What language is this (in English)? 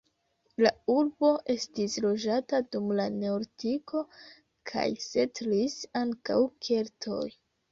Esperanto